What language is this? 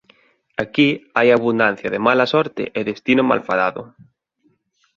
Galician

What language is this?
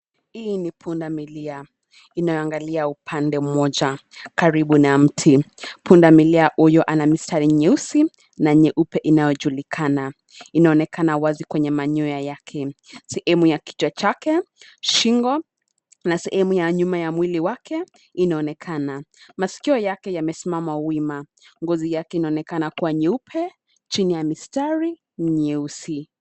Swahili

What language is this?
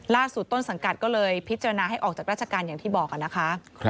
Thai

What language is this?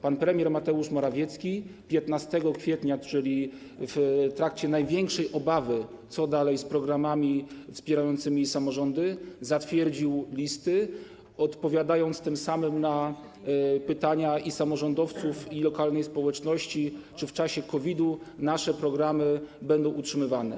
Polish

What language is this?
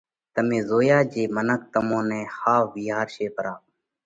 Parkari Koli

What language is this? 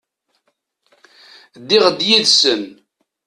Kabyle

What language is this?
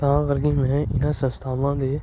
Punjabi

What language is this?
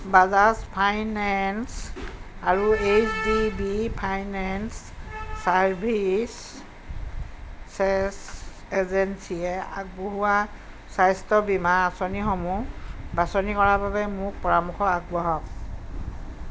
Assamese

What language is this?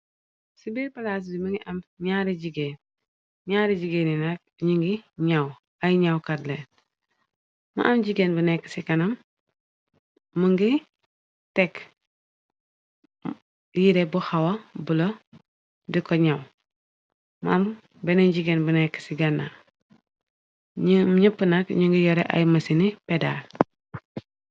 Wolof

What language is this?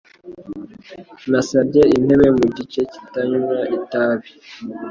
Kinyarwanda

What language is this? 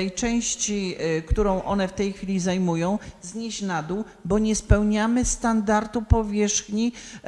Polish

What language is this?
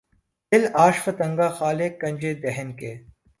Urdu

